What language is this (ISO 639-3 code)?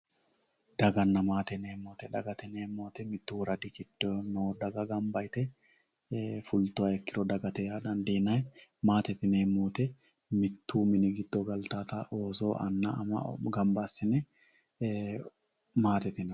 sid